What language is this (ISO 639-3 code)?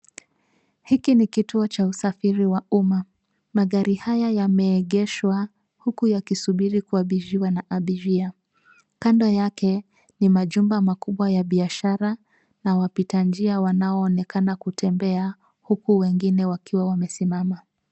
swa